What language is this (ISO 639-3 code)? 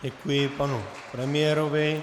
ces